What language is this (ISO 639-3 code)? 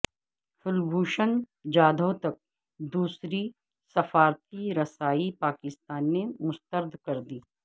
urd